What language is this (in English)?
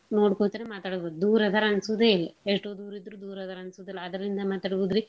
Kannada